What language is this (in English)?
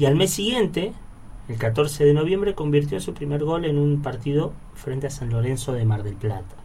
Spanish